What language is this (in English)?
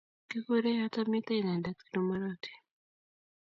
Kalenjin